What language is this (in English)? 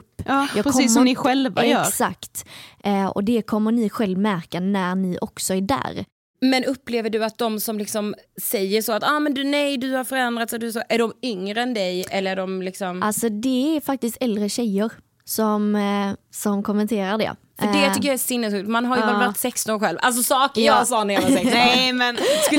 Swedish